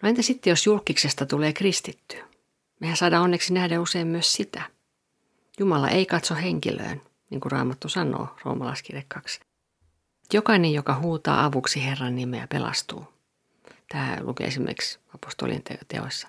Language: Finnish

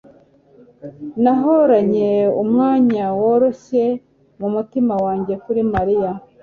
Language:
Kinyarwanda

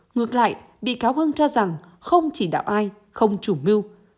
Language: Vietnamese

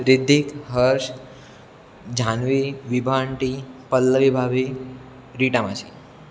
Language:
Gujarati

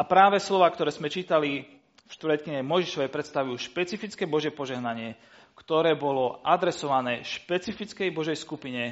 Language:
Slovak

